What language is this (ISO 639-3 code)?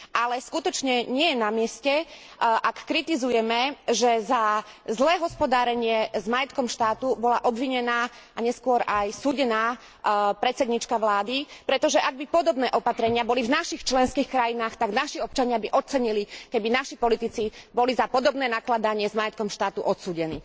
slk